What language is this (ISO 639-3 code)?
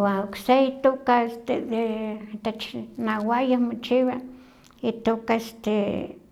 nhq